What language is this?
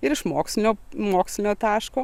Lithuanian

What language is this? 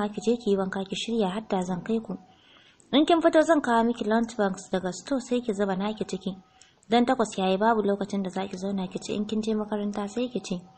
Arabic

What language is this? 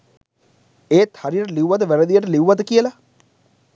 Sinhala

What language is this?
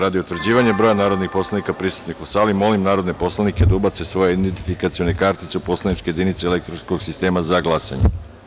Serbian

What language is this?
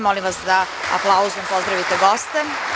Serbian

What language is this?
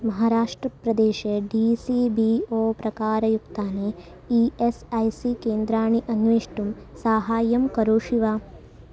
Sanskrit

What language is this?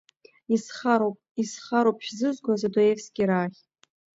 Abkhazian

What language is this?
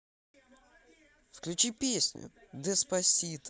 Russian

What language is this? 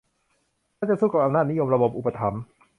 Thai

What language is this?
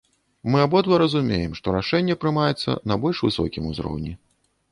Belarusian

